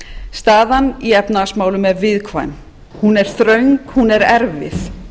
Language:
Icelandic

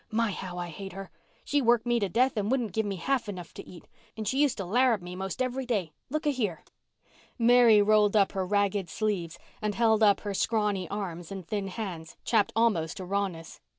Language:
English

